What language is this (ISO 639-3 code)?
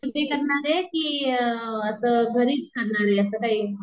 mar